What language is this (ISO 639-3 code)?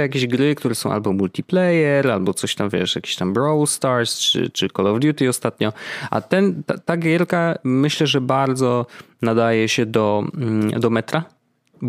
pol